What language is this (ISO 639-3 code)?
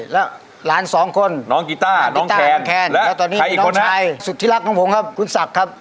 tha